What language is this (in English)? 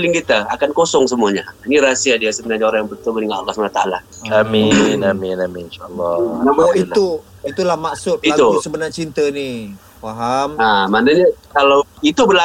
Malay